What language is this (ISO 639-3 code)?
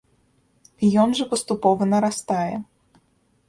bel